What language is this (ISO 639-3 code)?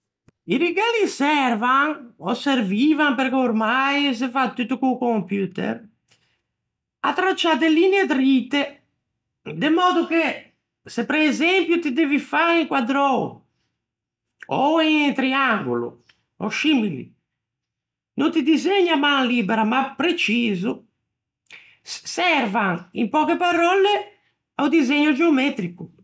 lij